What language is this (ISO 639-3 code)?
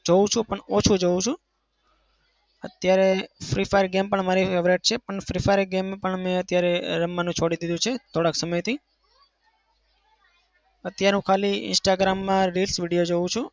guj